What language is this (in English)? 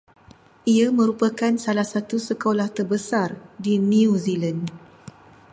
Malay